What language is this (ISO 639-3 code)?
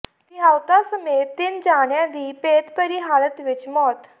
pan